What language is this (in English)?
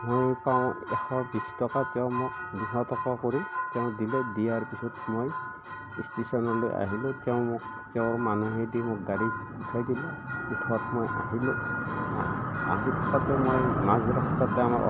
Assamese